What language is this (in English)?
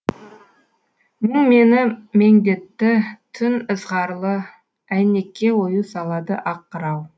Kazakh